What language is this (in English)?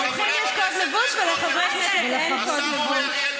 Hebrew